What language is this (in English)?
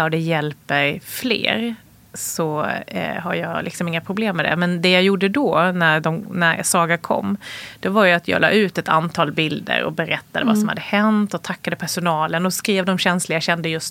Swedish